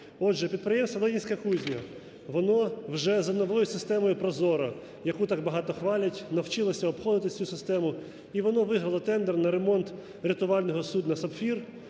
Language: Ukrainian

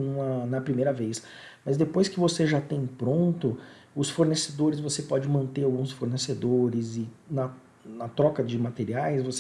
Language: Portuguese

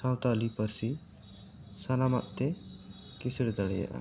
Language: Santali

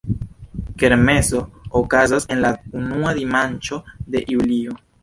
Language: Esperanto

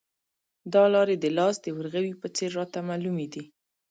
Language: Pashto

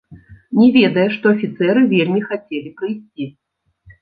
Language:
Belarusian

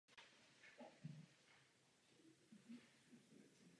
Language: Czech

